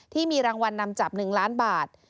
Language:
Thai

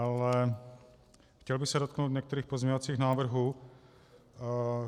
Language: Czech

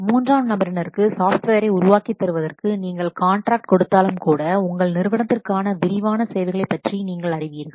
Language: Tamil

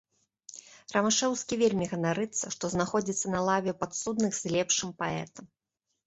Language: Belarusian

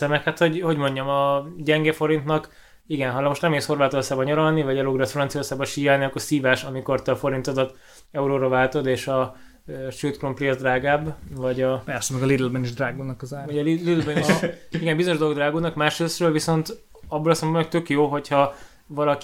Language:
Hungarian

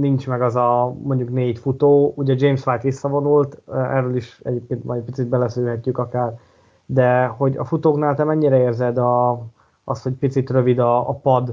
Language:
Hungarian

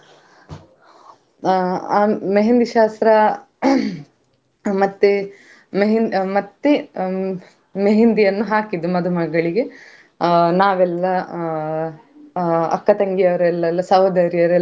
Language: Kannada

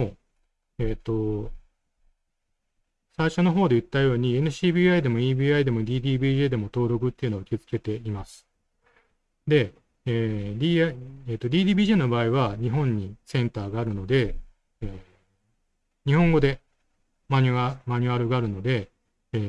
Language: Japanese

